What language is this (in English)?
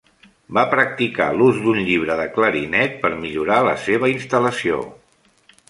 Catalan